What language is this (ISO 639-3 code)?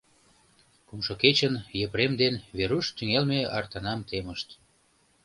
chm